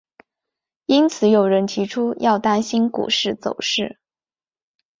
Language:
Chinese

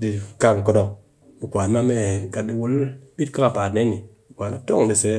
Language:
Cakfem-Mushere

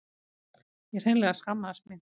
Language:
Icelandic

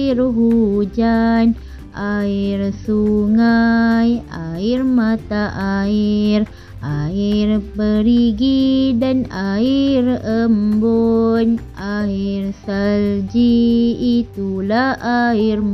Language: Malay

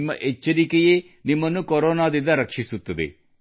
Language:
Kannada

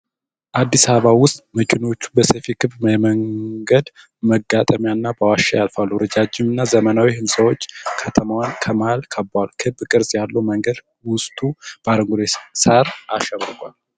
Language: Amharic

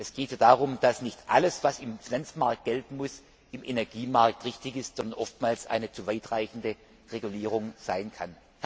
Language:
German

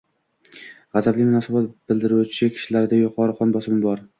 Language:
Uzbek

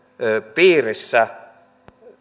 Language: Finnish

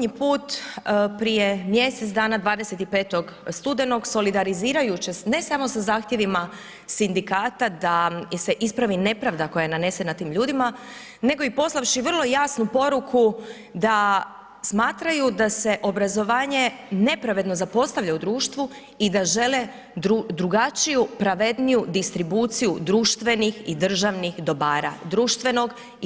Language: Croatian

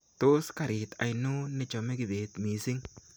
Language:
Kalenjin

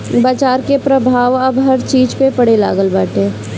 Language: Bhojpuri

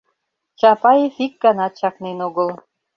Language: Mari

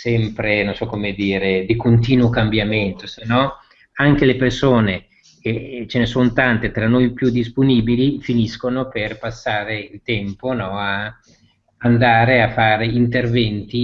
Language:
Italian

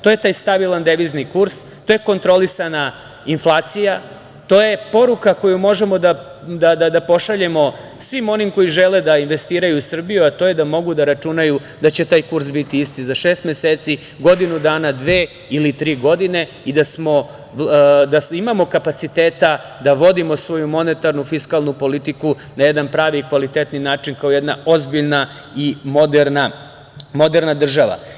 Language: Serbian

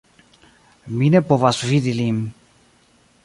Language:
Esperanto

